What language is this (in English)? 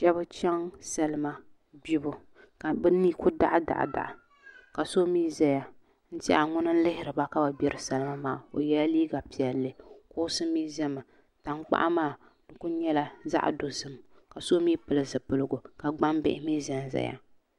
Dagbani